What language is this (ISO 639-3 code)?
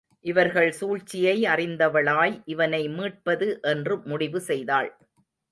tam